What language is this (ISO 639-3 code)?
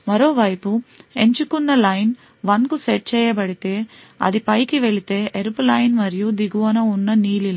tel